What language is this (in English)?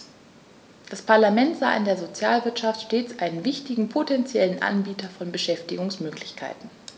German